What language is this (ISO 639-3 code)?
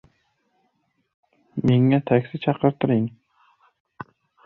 uzb